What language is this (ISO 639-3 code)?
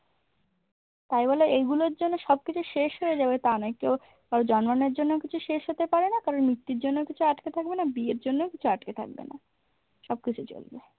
ben